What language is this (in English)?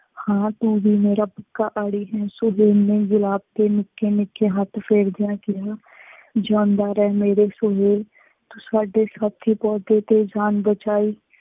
Punjabi